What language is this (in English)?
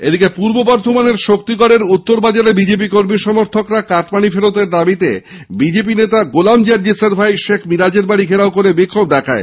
Bangla